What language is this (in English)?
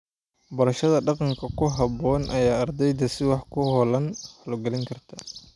Somali